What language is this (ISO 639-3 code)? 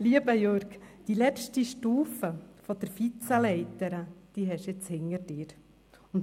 gsw